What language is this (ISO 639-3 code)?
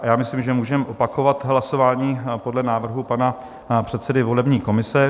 ces